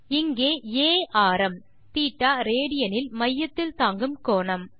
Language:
Tamil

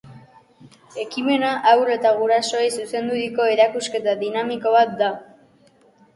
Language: Basque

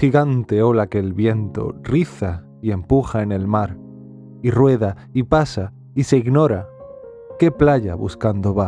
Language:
Spanish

